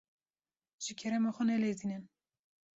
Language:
Kurdish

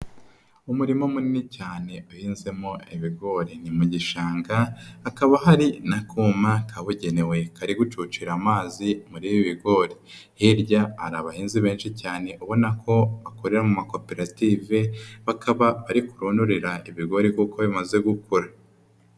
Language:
Kinyarwanda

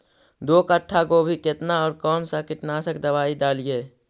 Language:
Magahi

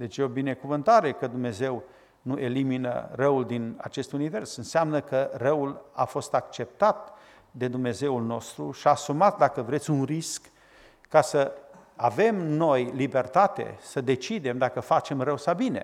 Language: Romanian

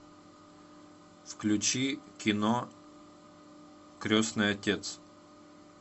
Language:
Russian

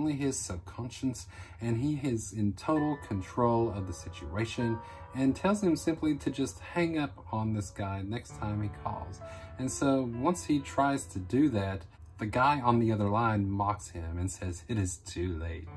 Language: English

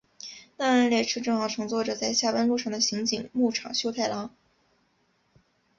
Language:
Chinese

